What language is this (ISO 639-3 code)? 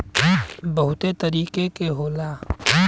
bho